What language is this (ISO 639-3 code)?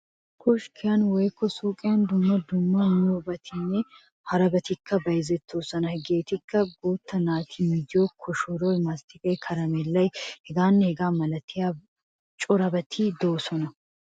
wal